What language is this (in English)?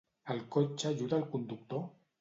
Catalan